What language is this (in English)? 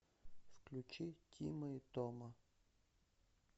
Russian